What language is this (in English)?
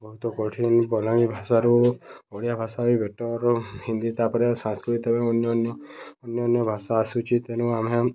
Odia